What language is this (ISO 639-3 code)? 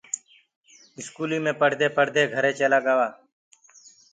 ggg